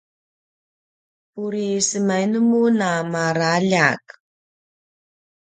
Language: Paiwan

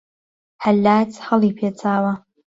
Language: Central Kurdish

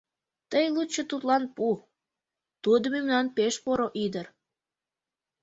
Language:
Mari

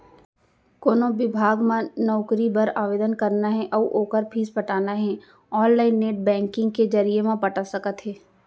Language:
Chhattisgarhi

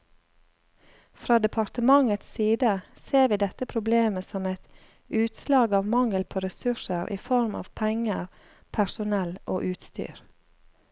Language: Norwegian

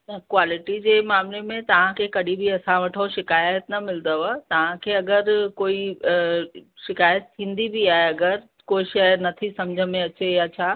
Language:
Sindhi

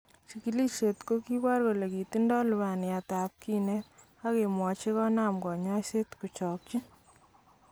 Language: Kalenjin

